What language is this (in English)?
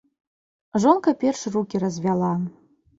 Belarusian